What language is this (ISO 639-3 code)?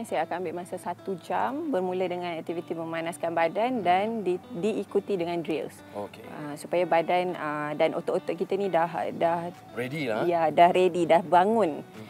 msa